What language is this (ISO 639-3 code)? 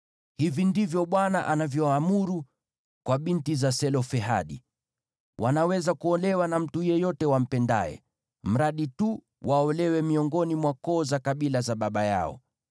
swa